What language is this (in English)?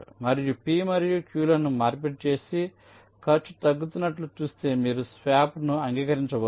Telugu